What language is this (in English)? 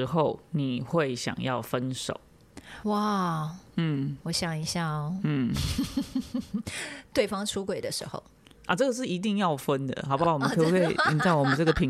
Chinese